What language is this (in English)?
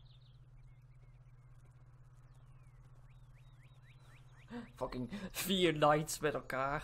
Dutch